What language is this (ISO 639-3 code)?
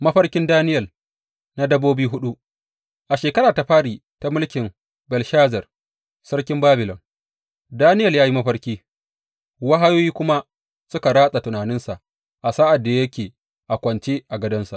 hau